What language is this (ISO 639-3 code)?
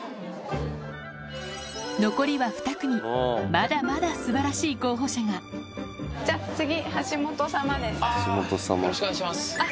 jpn